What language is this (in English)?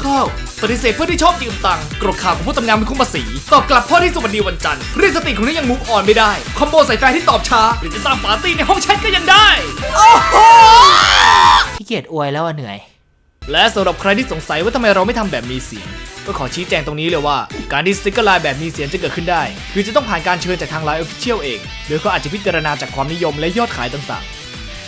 Thai